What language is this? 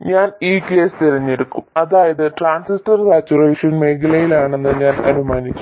Malayalam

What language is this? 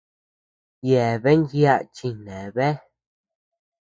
Tepeuxila Cuicatec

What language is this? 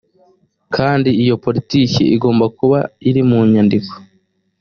Kinyarwanda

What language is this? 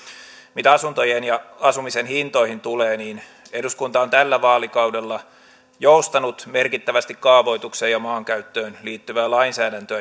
Finnish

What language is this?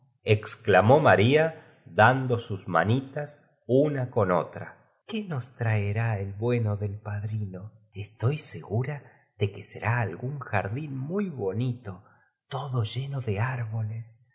Spanish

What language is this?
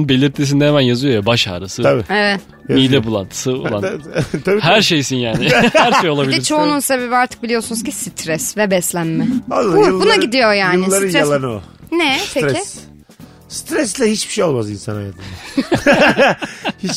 Turkish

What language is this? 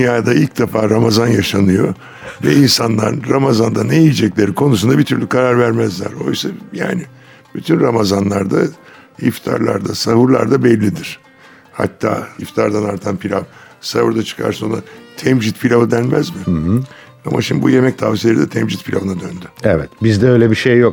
Turkish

